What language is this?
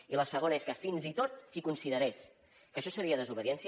Catalan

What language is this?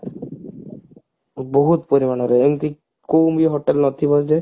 Odia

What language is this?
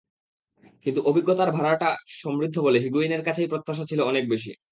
Bangla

